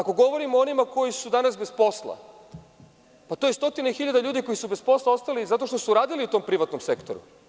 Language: Serbian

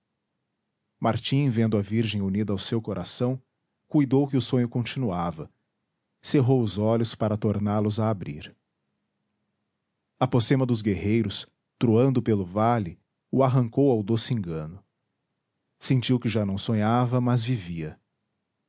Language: Portuguese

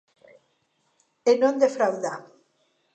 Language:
Galician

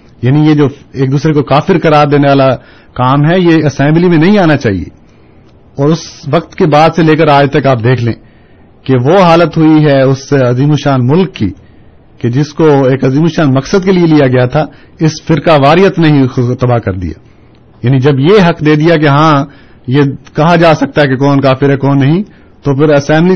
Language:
Urdu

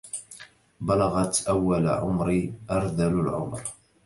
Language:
Arabic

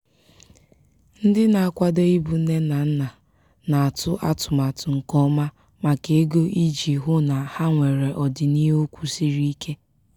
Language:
Igbo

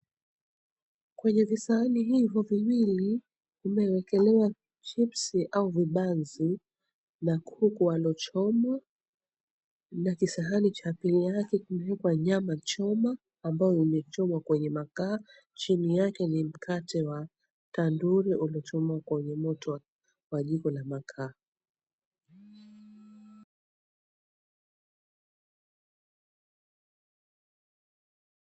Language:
Swahili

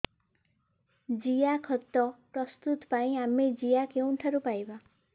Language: Odia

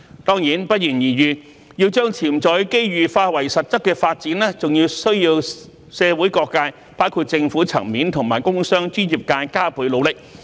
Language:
Cantonese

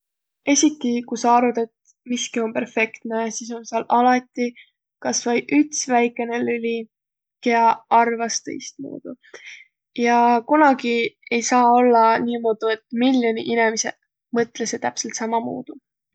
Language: Võro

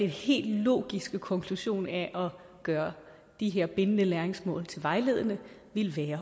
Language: Danish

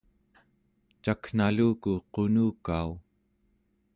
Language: Central Yupik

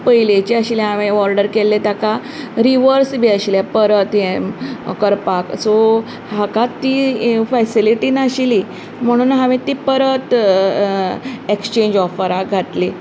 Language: Konkani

